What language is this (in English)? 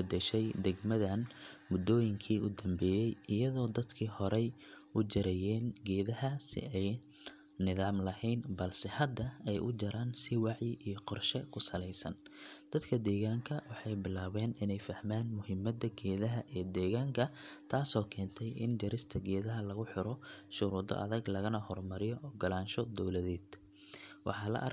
Somali